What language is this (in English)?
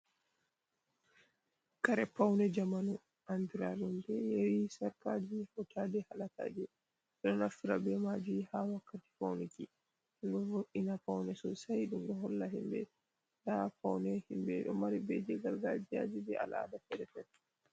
Fula